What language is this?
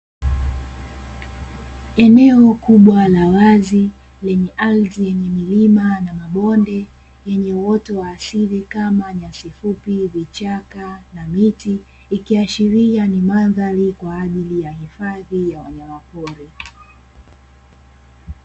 Swahili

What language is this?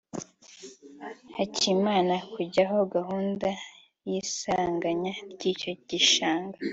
Kinyarwanda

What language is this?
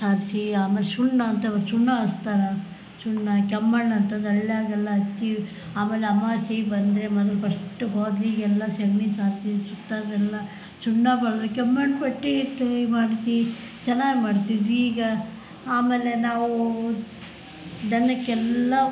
Kannada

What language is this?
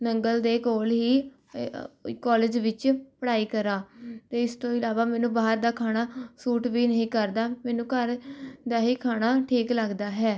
Punjabi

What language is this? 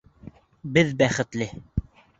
Bashkir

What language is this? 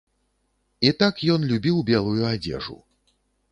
Belarusian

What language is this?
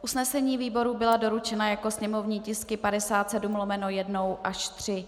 Czech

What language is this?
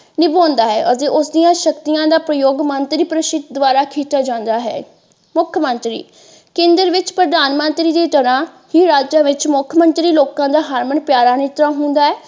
Punjabi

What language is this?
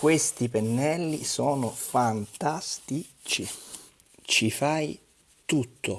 Italian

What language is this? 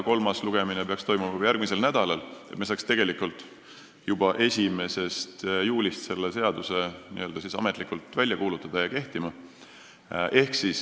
Estonian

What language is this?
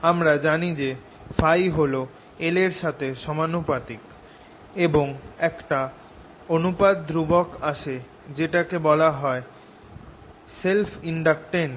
Bangla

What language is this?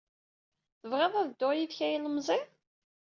Kabyle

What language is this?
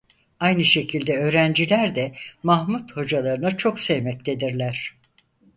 Turkish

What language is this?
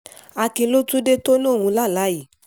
Yoruba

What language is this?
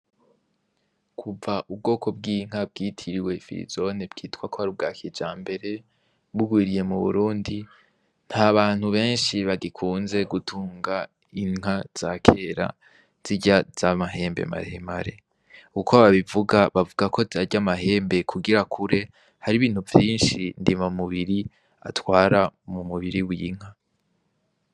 Rundi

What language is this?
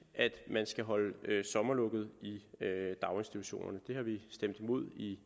Danish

